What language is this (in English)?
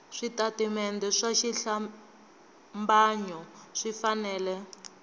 Tsonga